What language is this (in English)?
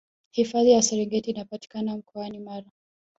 Swahili